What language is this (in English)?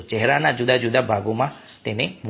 Gujarati